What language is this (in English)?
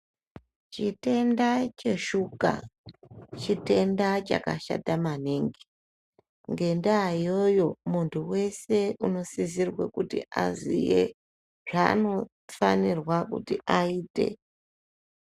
Ndau